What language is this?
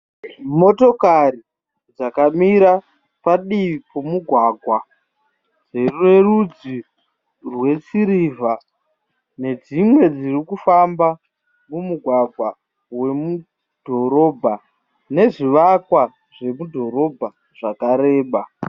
Shona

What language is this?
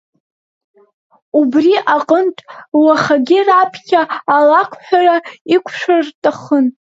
Abkhazian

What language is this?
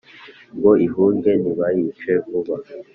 Kinyarwanda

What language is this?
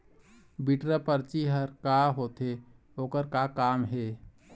Chhattisgarhi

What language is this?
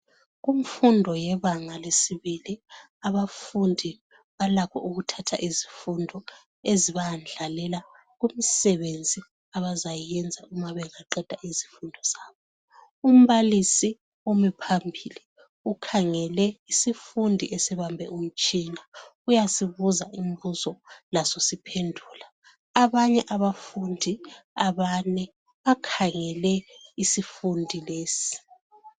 North Ndebele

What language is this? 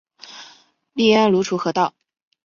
Chinese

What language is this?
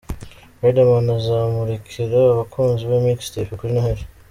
Kinyarwanda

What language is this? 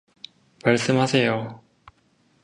Korean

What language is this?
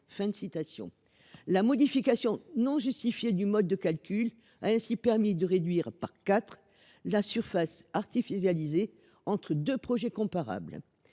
French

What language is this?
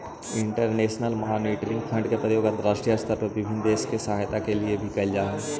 Magahi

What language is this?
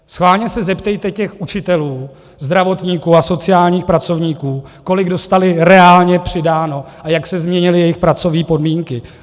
Czech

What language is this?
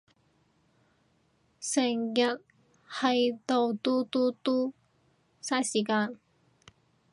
Cantonese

